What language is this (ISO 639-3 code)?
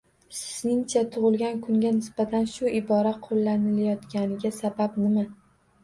uzb